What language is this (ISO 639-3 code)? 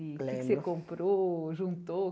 por